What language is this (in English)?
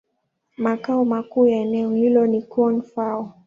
Swahili